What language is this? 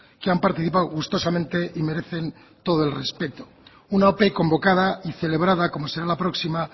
Spanish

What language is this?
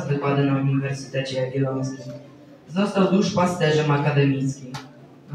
Polish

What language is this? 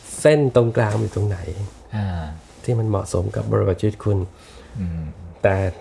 Thai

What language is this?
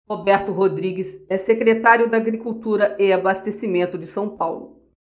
Portuguese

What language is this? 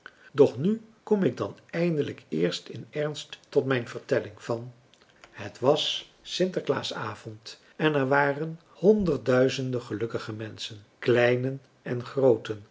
Dutch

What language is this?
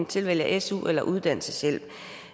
Danish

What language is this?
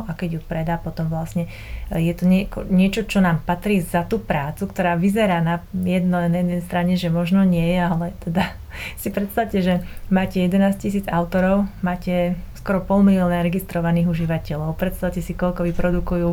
Slovak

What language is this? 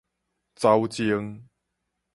Min Nan Chinese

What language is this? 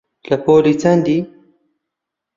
Central Kurdish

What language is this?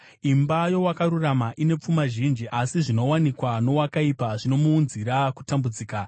Shona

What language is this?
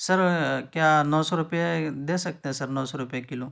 Urdu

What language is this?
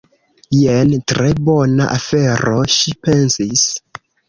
Esperanto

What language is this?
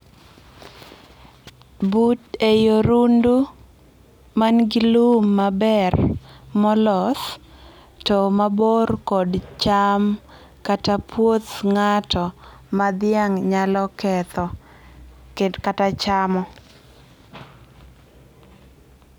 Luo (Kenya and Tanzania)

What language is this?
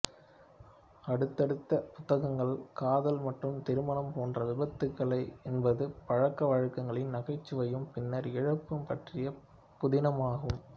Tamil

